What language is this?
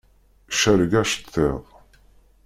Kabyle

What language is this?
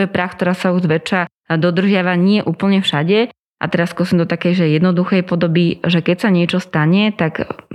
Slovak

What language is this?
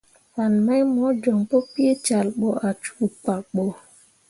Mundang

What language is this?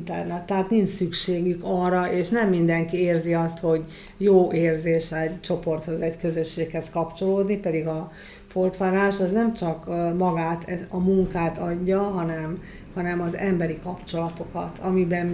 Hungarian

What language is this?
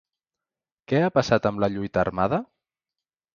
Catalan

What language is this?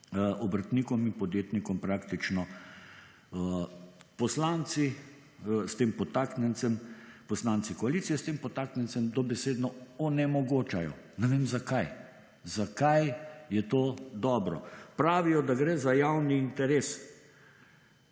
Slovenian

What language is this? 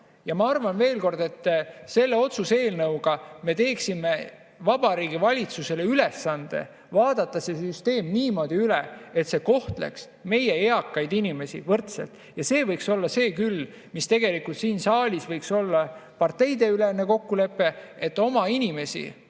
Estonian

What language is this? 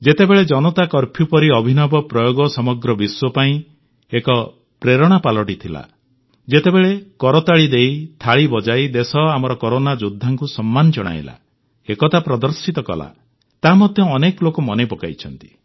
Odia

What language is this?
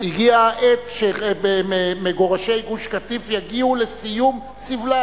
Hebrew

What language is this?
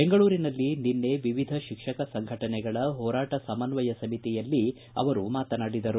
Kannada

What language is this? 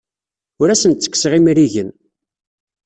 Kabyle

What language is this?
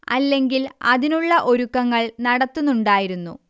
Malayalam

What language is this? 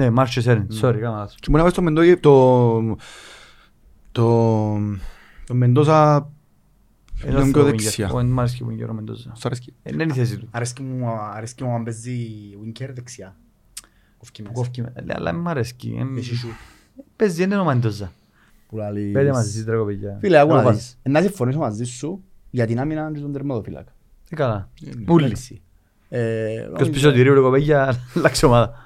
Greek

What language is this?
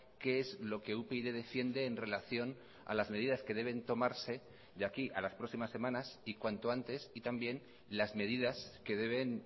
Spanish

